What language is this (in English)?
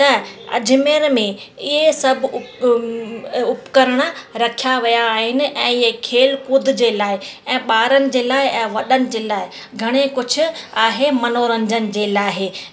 Sindhi